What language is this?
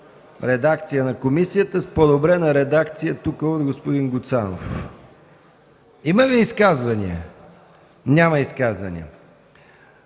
Bulgarian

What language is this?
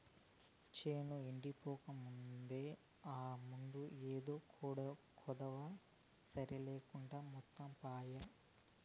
Telugu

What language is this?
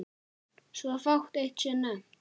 Icelandic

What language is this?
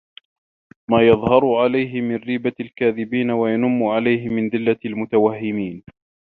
Arabic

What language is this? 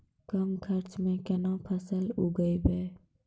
Maithili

